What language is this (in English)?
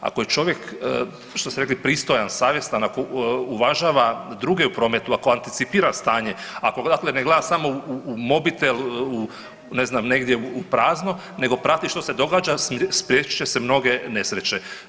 Croatian